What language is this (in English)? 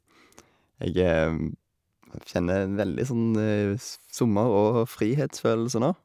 Norwegian